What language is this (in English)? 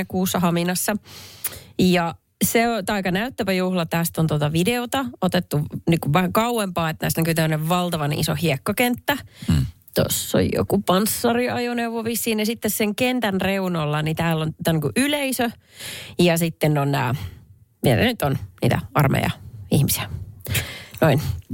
Finnish